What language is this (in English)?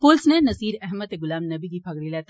Dogri